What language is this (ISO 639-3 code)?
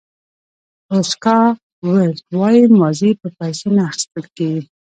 pus